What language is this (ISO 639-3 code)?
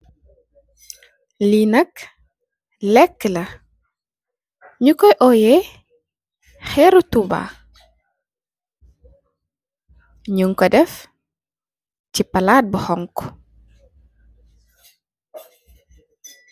wol